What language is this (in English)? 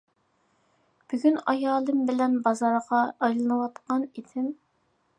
Uyghur